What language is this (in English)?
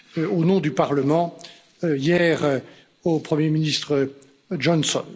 French